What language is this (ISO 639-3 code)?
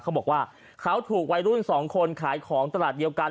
tha